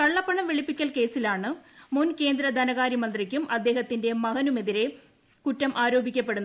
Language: Malayalam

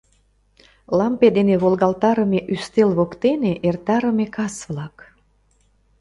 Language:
Mari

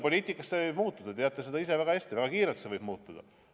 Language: Estonian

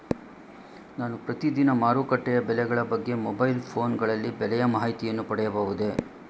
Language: Kannada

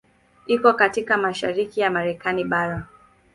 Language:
Swahili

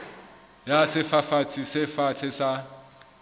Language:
Southern Sotho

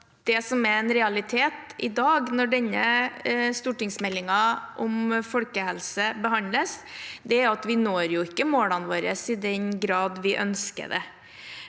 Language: Norwegian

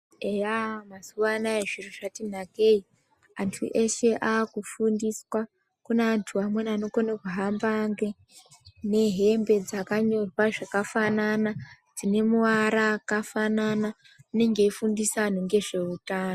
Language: Ndau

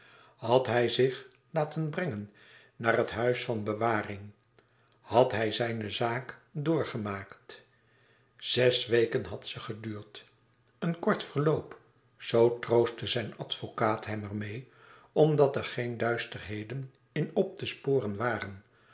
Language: Dutch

